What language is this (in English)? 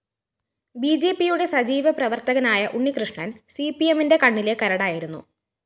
Malayalam